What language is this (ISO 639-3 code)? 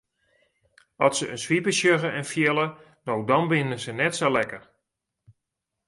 fry